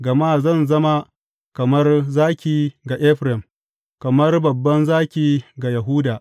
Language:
Hausa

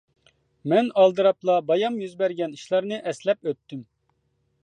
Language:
Uyghur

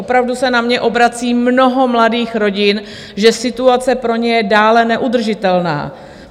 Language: Czech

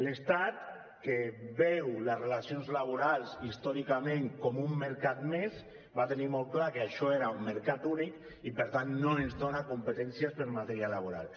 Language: Catalan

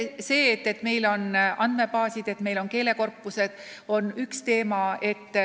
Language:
Estonian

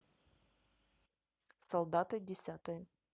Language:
Russian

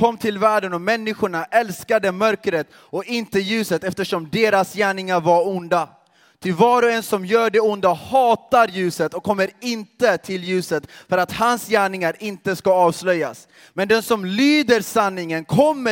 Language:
Swedish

